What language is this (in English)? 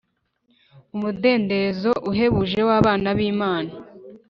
Kinyarwanda